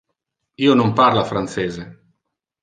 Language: Interlingua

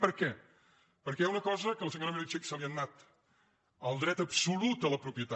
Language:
Catalan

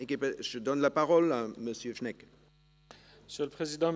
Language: Swiss German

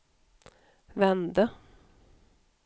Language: Swedish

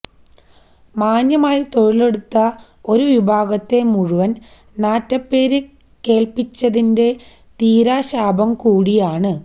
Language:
Malayalam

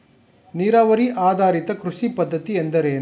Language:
Kannada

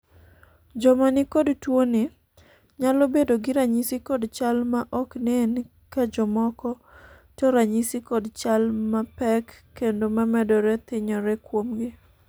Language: Luo (Kenya and Tanzania)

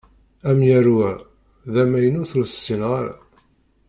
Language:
Kabyle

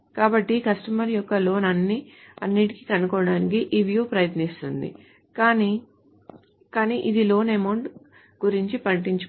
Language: Telugu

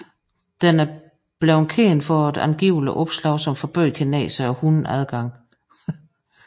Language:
Danish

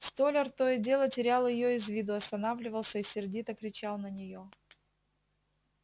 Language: Russian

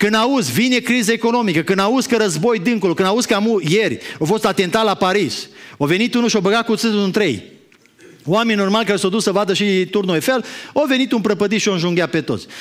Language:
Romanian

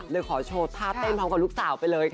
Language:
Thai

